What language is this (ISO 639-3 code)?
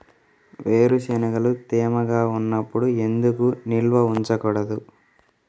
tel